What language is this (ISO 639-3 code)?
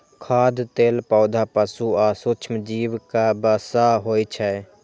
mai